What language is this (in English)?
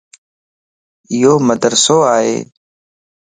Lasi